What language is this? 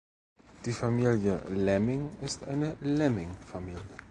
German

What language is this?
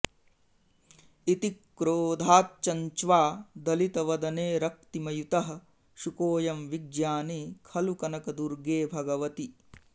Sanskrit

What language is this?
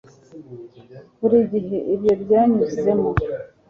Kinyarwanda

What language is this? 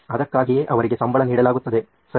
Kannada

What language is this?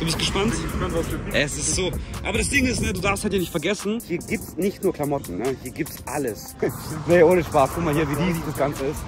German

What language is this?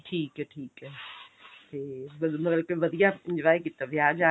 Punjabi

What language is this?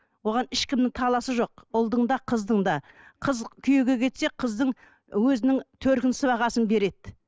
Kazakh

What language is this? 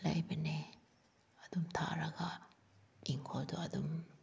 Manipuri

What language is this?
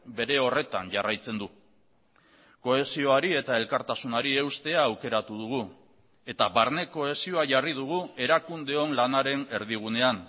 Basque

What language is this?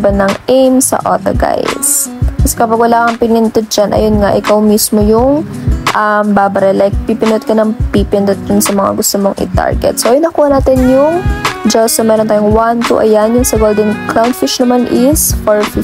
Filipino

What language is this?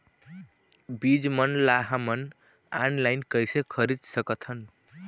Chhattisgarhi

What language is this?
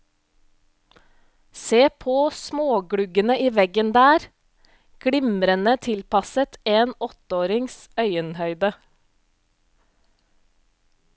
Norwegian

